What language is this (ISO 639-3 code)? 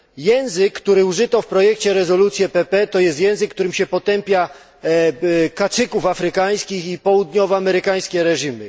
pol